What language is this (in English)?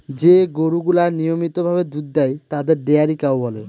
Bangla